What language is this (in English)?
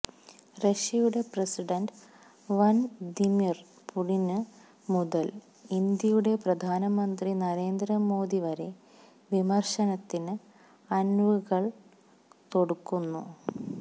Malayalam